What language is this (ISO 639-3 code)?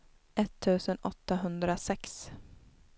swe